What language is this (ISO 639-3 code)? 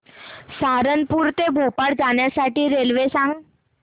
mar